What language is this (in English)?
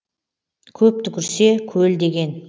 Kazakh